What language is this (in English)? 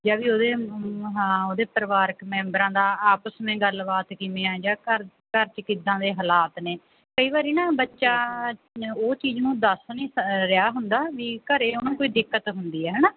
Punjabi